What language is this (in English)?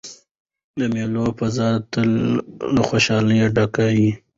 Pashto